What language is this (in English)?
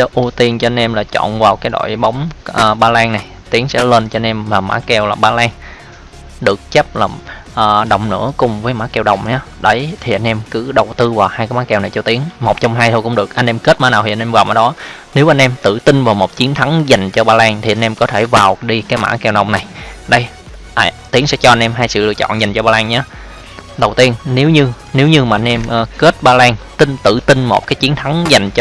Vietnamese